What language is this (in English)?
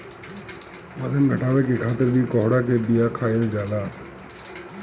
Bhojpuri